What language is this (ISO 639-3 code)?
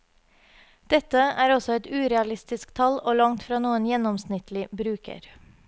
nor